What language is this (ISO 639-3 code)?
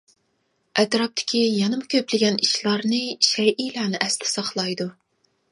uig